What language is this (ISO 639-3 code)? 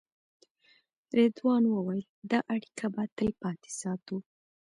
pus